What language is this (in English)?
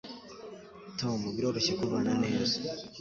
Kinyarwanda